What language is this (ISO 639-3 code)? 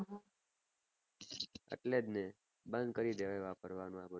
guj